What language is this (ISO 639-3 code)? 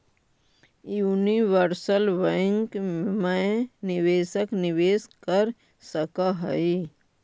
mag